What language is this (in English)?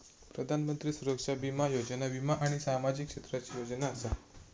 Marathi